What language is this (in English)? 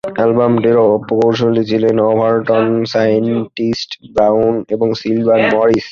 Bangla